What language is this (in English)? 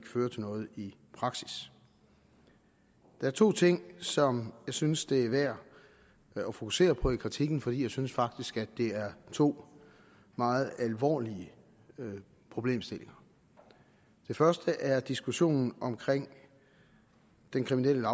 Danish